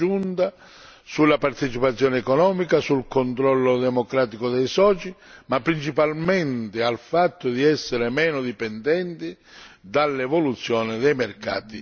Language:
Italian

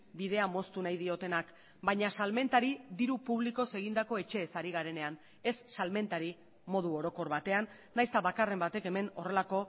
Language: Basque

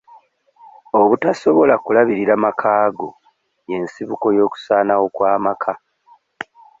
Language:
Ganda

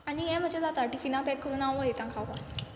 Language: Konkani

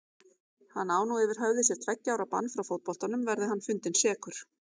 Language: Icelandic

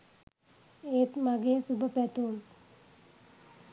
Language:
Sinhala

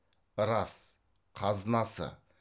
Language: Kazakh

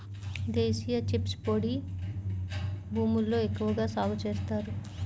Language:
Telugu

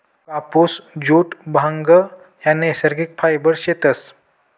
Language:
Marathi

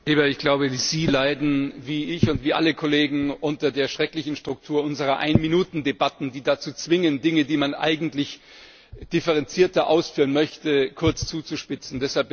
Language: German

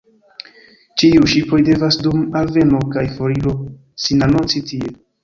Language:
Esperanto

